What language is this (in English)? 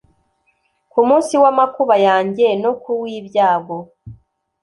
Kinyarwanda